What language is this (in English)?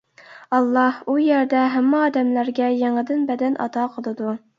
Uyghur